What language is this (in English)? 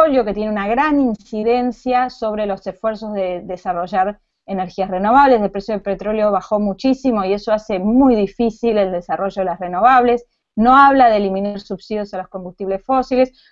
Spanish